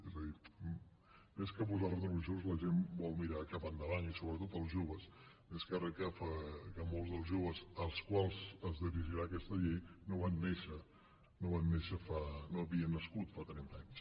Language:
Catalan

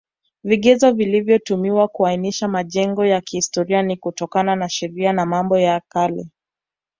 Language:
Swahili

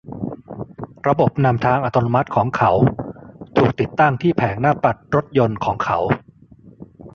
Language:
Thai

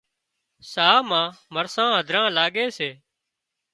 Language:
Wadiyara Koli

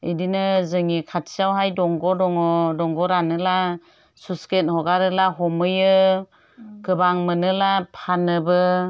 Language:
Bodo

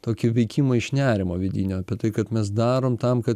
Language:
Lithuanian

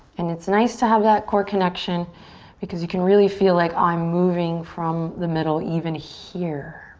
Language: English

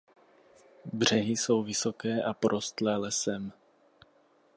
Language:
Czech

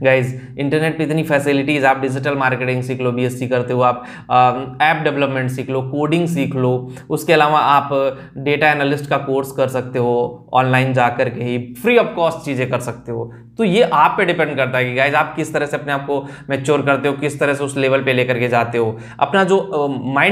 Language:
Hindi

